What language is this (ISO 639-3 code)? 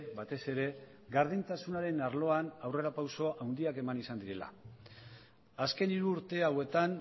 eus